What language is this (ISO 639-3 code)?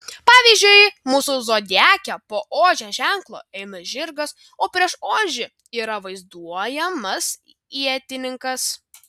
lit